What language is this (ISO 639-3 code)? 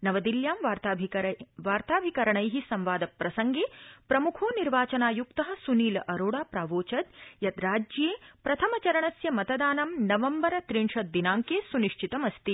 san